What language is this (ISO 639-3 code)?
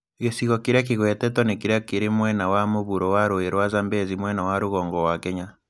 kik